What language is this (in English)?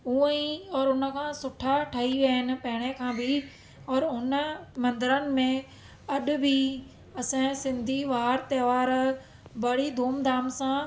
Sindhi